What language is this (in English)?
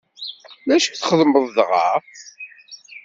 Kabyle